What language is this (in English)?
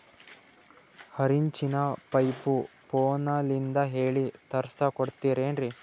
Kannada